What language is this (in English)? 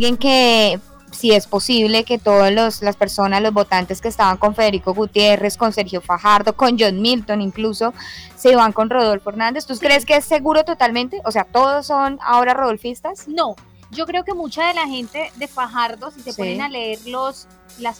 Spanish